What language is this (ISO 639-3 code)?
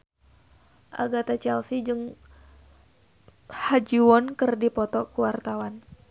sun